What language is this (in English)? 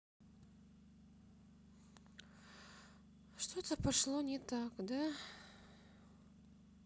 Russian